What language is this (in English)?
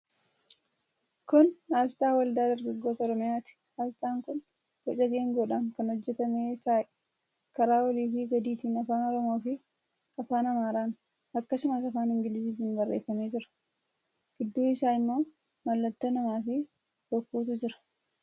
Oromo